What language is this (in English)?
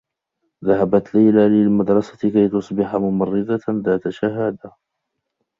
Arabic